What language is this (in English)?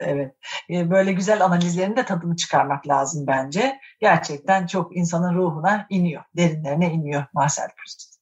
Turkish